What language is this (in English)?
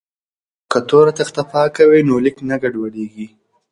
Pashto